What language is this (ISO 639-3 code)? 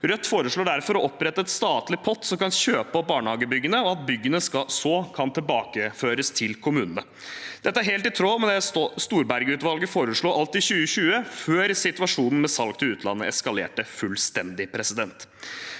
nor